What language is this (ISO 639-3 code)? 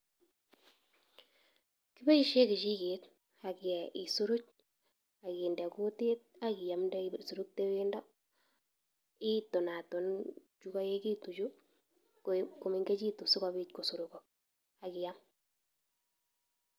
kln